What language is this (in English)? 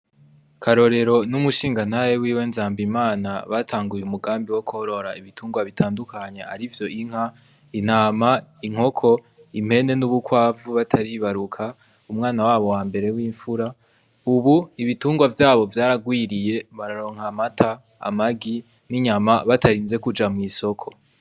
Rundi